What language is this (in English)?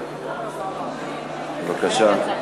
Hebrew